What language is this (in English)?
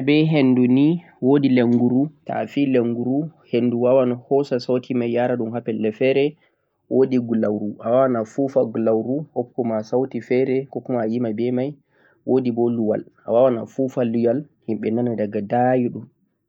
Central-Eastern Niger Fulfulde